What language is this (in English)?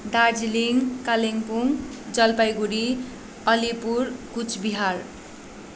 Nepali